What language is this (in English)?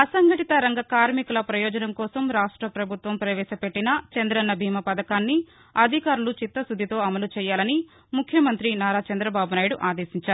Telugu